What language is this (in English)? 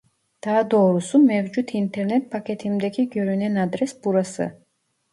Turkish